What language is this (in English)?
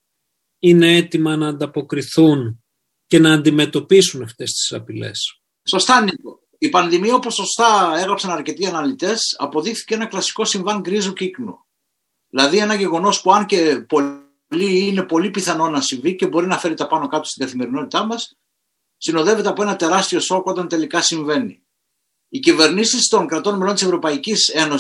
Greek